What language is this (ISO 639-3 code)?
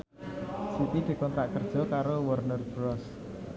jav